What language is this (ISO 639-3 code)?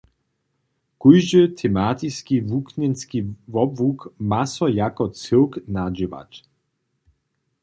hsb